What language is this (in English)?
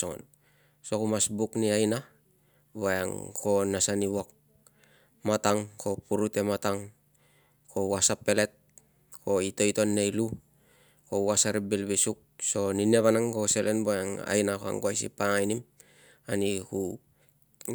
Tungag